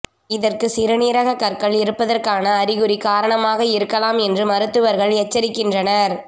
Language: Tamil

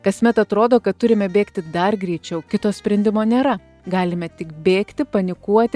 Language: Lithuanian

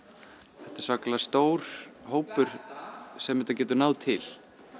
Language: Icelandic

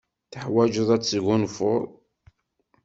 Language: Kabyle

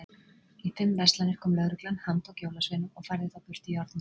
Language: Icelandic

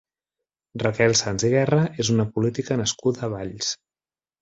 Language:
Catalan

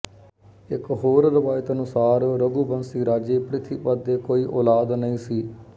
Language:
Punjabi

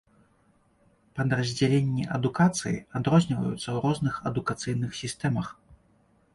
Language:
Belarusian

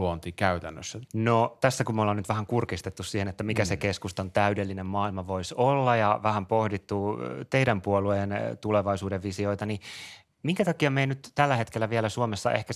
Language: Finnish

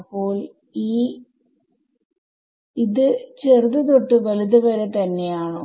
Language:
Malayalam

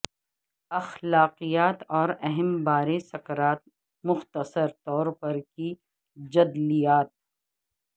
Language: Urdu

